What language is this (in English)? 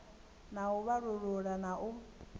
Venda